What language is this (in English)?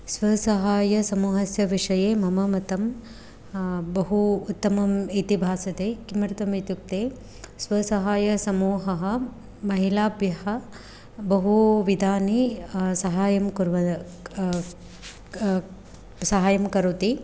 Sanskrit